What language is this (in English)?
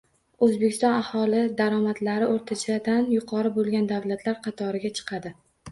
Uzbek